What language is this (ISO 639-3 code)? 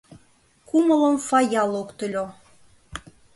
chm